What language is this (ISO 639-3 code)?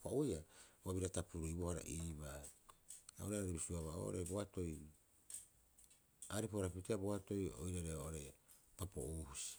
kyx